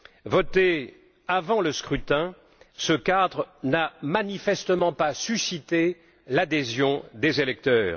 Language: French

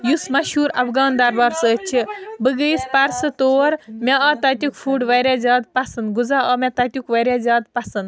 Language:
Kashmiri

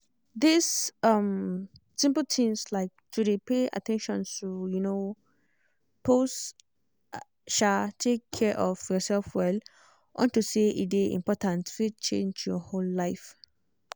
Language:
Nigerian Pidgin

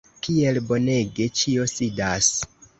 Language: Esperanto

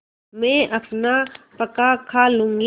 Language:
Hindi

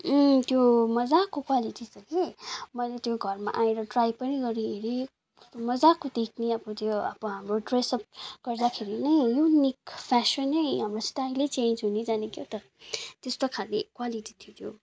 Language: Nepali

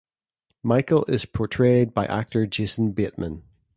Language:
English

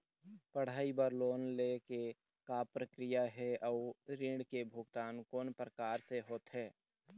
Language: Chhattisgarhi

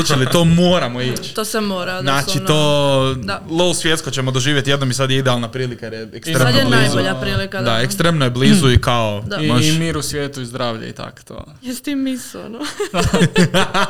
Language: Croatian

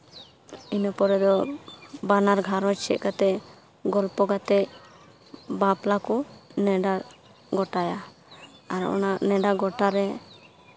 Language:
Santali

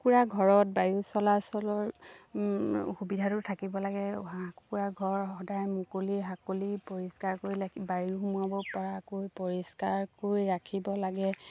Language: Assamese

